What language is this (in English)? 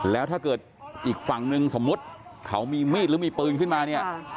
Thai